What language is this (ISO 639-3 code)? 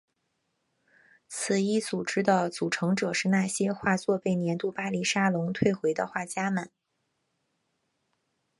zho